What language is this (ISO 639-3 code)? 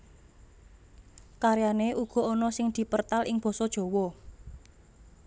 jav